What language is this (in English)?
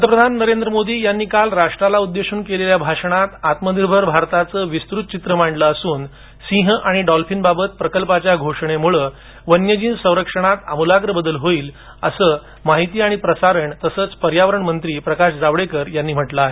Marathi